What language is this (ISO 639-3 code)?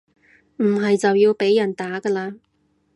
yue